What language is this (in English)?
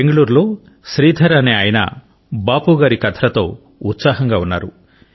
Telugu